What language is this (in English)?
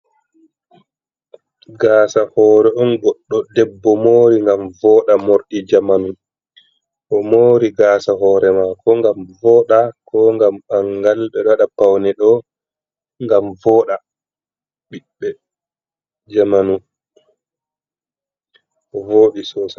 Fula